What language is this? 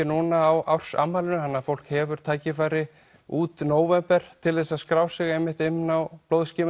Icelandic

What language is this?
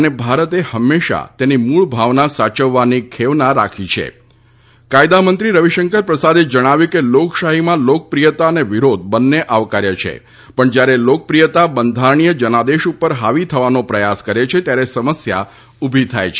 Gujarati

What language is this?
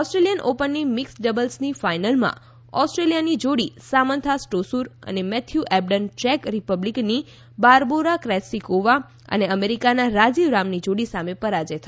Gujarati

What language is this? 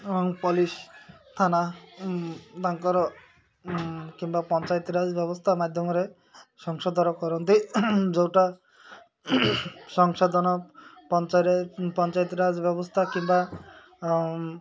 Odia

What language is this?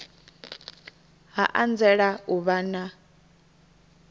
Venda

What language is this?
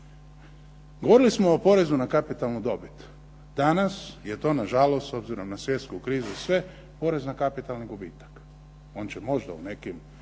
Croatian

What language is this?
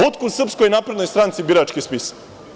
Serbian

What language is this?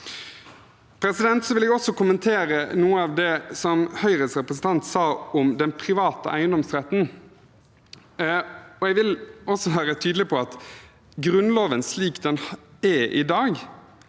Norwegian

